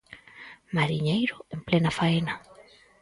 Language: Galician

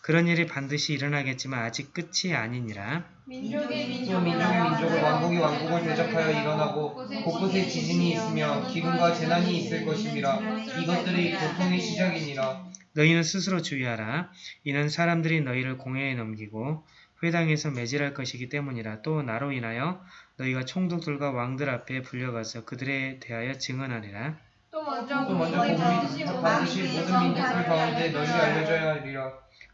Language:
Korean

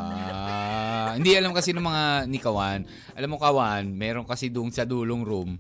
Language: Filipino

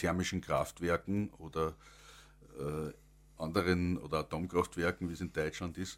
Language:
German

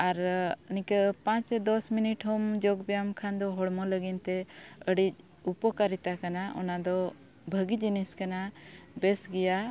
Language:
Santali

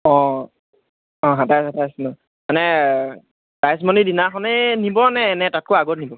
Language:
Assamese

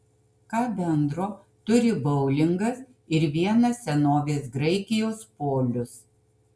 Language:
Lithuanian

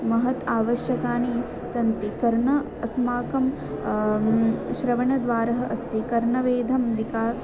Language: Sanskrit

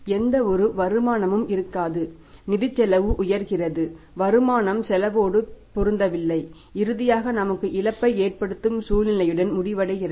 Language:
Tamil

